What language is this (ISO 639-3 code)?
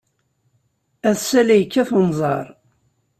kab